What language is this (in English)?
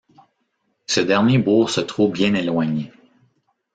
French